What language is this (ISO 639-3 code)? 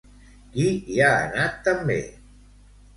cat